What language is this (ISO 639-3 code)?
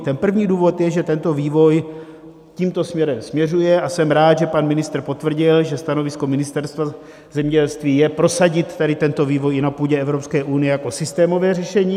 ces